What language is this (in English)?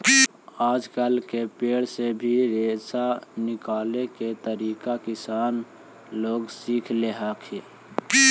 Magahi